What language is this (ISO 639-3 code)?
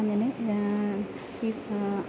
mal